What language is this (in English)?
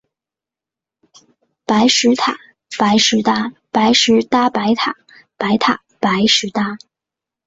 Chinese